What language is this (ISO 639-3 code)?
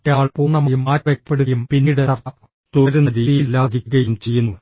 mal